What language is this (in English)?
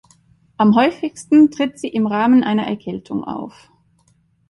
German